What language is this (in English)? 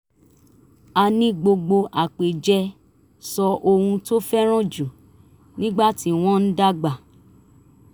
Yoruba